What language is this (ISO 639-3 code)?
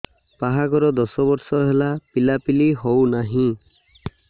ori